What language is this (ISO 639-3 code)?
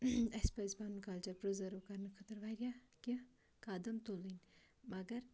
kas